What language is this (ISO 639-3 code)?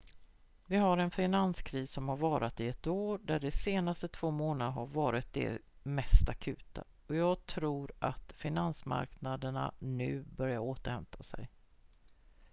swe